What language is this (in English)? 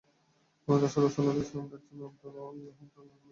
Bangla